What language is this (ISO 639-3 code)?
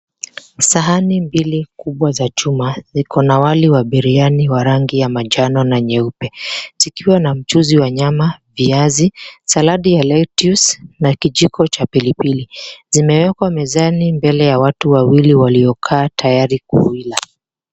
swa